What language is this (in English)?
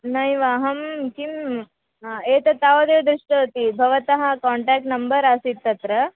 Sanskrit